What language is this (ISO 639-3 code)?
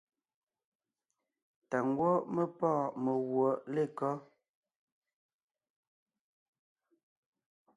nnh